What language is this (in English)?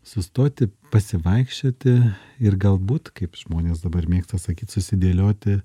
Lithuanian